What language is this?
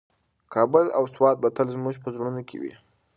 Pashto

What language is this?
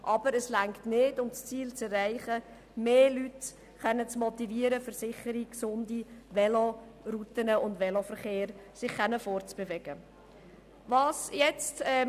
Swiss German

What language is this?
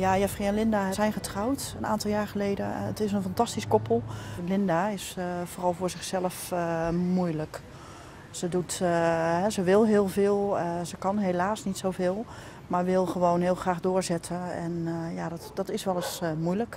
Dutch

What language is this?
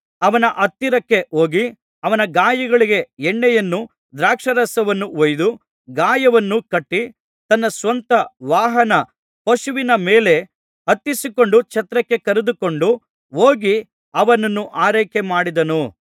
Kannada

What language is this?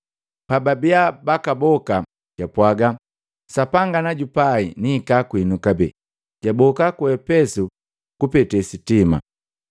Matengo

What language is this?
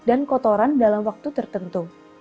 Indonesian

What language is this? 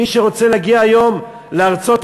Hebrew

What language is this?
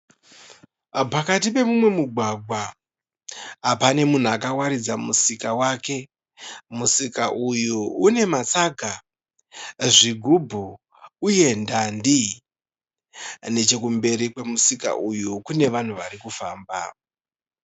Shona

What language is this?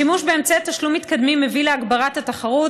Hebrew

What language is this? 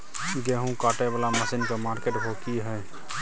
Maithili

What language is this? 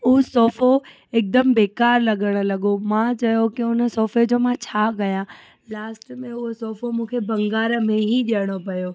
Sindhi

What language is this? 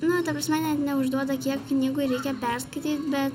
Lithuanian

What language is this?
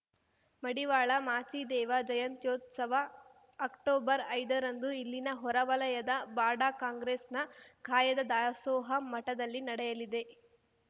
Kannada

